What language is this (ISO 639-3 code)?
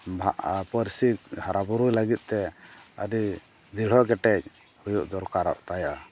sat